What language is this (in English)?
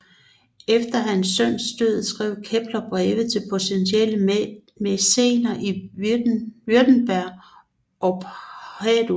Danish